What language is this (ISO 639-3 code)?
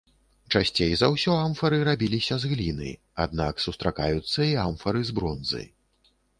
bel